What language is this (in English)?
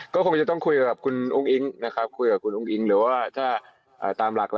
Thai